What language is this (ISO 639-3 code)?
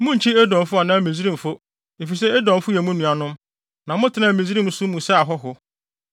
aka